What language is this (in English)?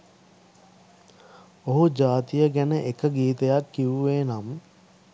Sinhala